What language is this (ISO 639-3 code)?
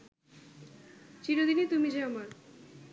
ben